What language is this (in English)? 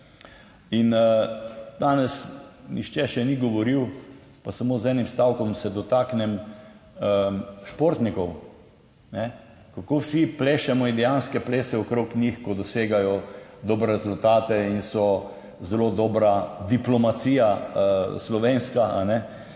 Slovenian